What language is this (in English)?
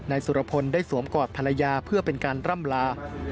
Thai